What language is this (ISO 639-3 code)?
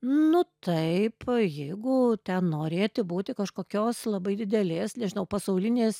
lit